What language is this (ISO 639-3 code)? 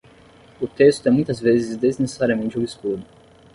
por